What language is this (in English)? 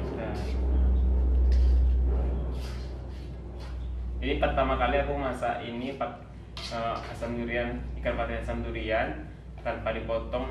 Indonesian